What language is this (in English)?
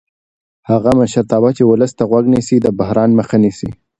Pashto